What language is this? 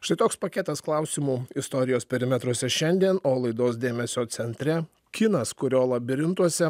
Lithuanian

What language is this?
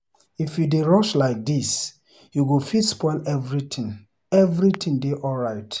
Nigerian Pidgin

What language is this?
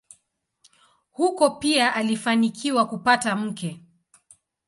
Swahili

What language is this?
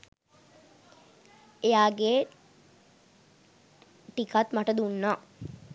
Sinhala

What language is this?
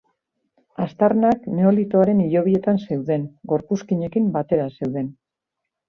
Basque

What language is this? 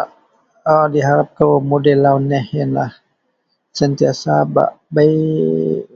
Central Melanau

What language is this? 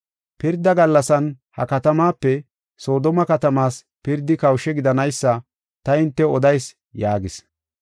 Gofa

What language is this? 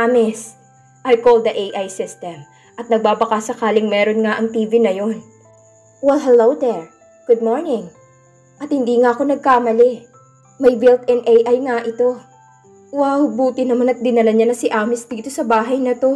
Filipino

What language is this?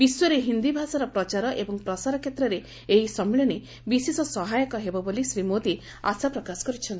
Odia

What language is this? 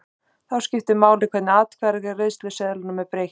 Icelandic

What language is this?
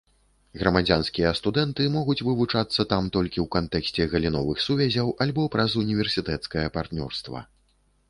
Belarusian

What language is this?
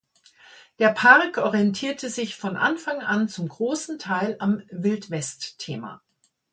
German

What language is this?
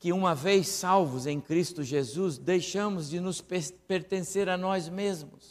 Portuguese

